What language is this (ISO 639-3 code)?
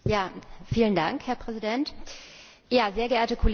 deu